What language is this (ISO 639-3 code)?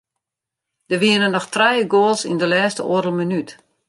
fry